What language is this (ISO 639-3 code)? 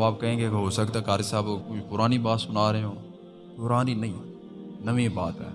urd